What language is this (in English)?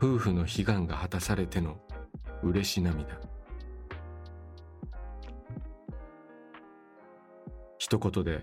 Japanese